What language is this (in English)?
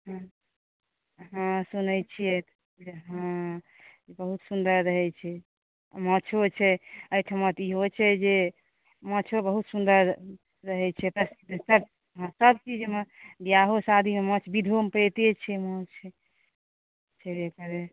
Maithili